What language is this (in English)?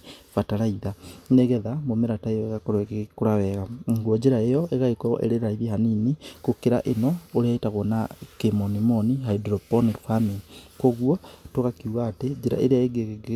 Kikuyu